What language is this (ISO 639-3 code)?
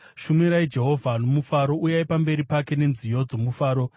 sna